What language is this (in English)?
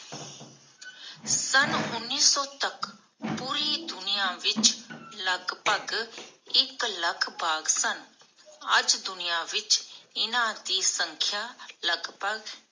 Punjabi